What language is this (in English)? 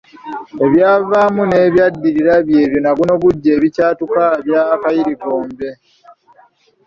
Ganda